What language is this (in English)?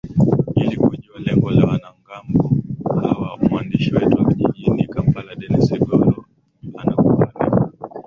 Swahili